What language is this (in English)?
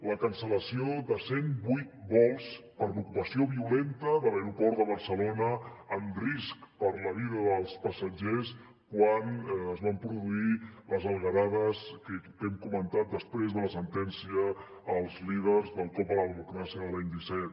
Catalan